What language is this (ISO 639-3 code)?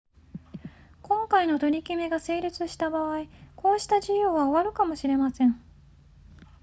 jpn